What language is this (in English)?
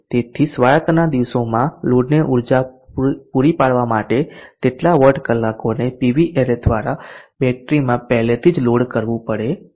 Gujarati